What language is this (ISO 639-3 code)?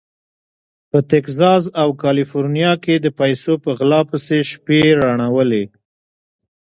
pus